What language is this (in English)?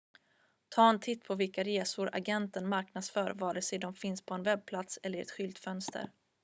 Swedish